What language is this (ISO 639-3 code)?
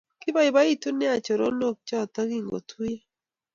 kln